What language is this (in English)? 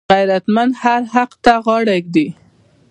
Pashto